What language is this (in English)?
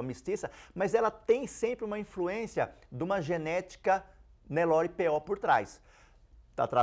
Portuguese